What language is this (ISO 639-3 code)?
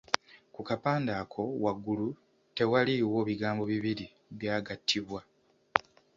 lug